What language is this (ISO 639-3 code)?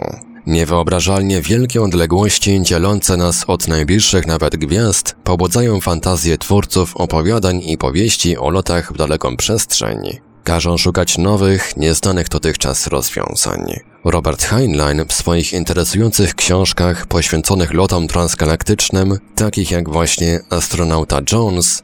pol